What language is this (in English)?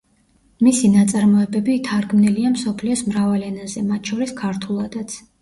Georgian